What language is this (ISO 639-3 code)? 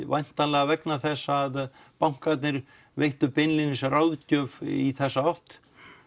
isl